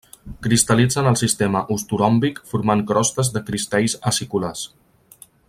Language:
Catalan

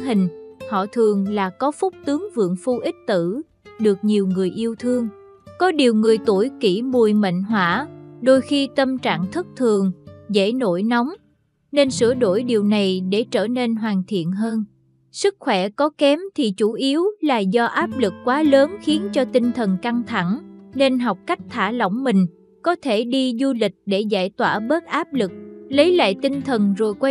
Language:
Vietnamese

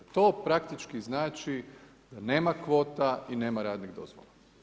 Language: Croatian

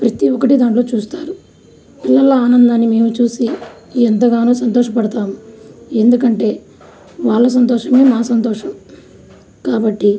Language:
Telugu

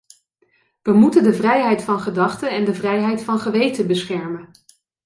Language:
Dutch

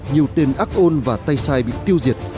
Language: Vietnamese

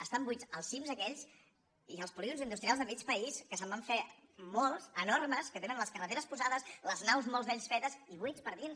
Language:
Catalan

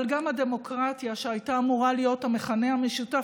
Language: Hebrew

